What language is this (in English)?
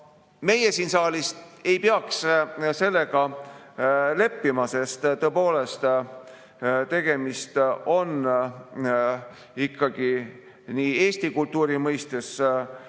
Estonian